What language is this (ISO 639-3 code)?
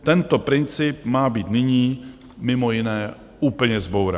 ces